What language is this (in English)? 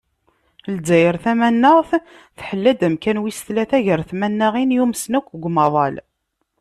Kabyle